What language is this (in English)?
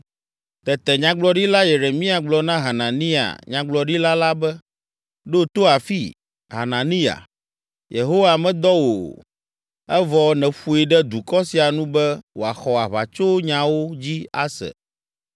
Ewe